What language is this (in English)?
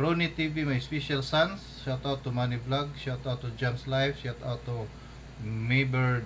Filipino